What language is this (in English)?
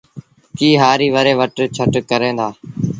Sindhi Bhil